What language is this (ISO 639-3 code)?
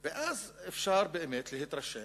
heb